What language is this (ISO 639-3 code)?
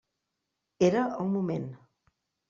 cat